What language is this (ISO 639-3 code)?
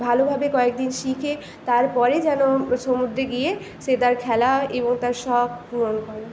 ben